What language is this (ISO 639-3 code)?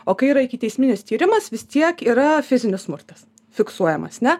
lit